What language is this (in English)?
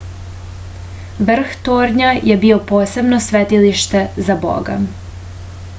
Serbian